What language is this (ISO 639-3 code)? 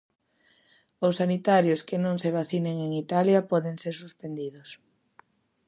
glg